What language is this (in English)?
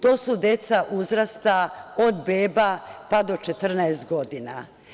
Serbian